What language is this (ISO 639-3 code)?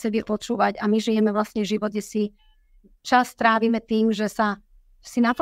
slk